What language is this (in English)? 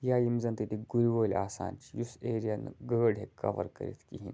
Kashmiri